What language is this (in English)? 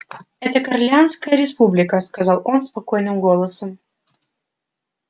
Russian